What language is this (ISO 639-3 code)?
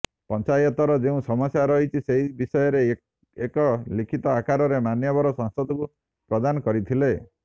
ori